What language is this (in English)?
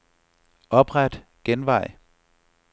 Danish